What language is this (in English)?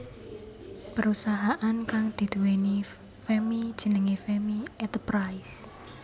Javanese